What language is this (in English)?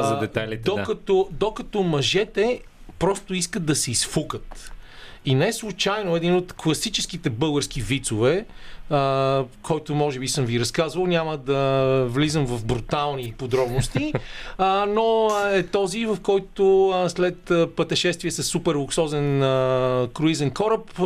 Bulgarian